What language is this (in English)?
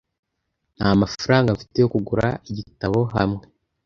Kinyarwanda